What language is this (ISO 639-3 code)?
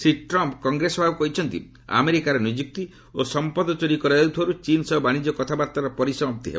ori